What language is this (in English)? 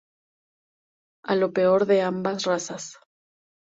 Spanish